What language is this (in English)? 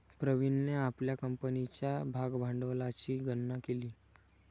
Marathi